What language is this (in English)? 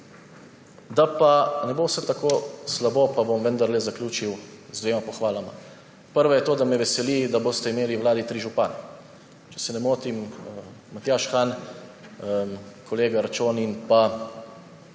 Slovenian